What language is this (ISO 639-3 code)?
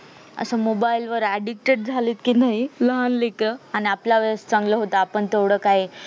mar